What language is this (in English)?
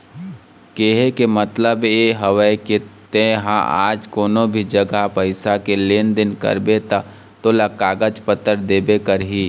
Chhattisgarhi